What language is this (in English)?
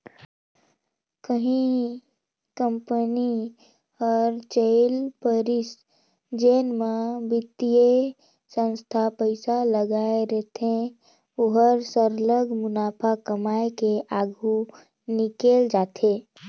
Chhattisgarhi